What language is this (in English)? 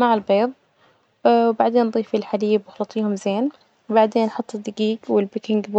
Najdi Arabic